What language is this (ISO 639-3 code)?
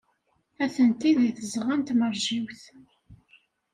kab